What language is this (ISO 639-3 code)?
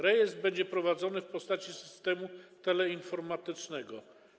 pol